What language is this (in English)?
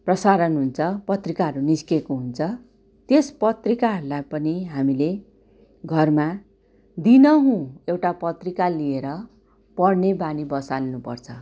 Nepali